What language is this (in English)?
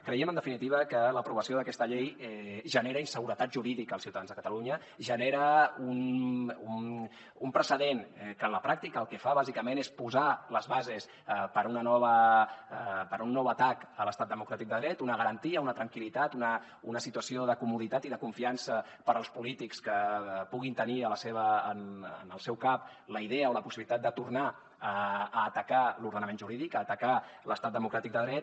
Catalan